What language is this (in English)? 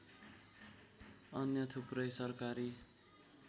Nepali